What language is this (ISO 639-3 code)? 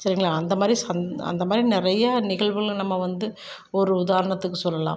tam